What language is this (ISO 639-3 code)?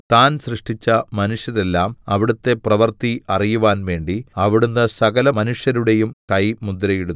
mal